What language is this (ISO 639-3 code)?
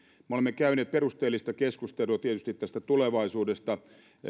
fin